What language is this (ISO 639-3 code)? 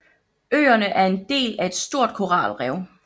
dan